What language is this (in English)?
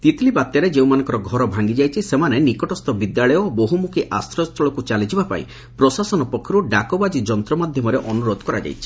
Odia